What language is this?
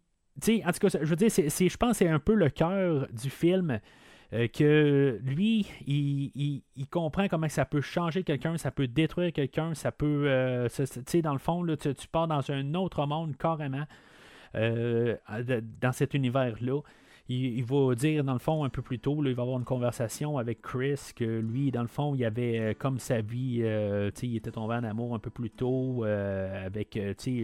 French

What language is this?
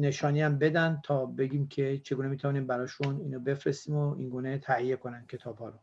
Persian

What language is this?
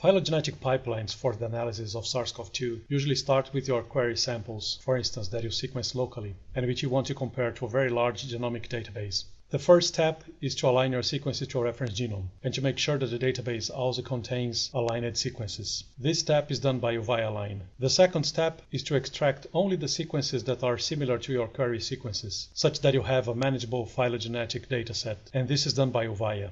English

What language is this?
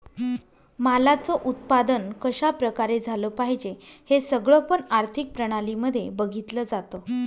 Marathi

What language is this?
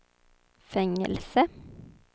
Swedish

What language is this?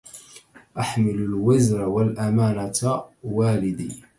Arabic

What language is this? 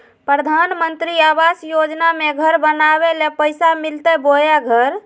Magahi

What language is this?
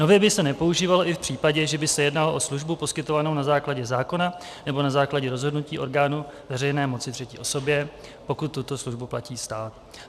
Czech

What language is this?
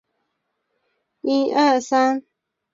Chinese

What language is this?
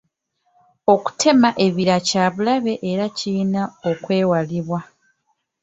Ganda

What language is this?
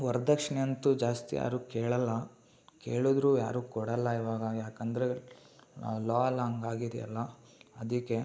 Kannada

